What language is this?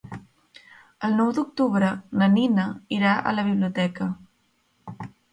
Catalan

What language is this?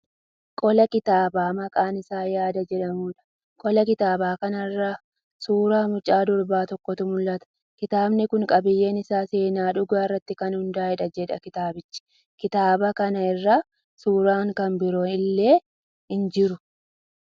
Oromo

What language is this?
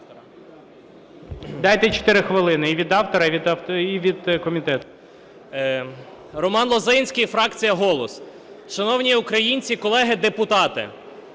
Ukrainian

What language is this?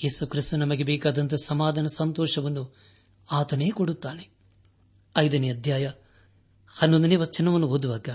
Kannada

